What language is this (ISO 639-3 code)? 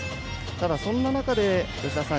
jpn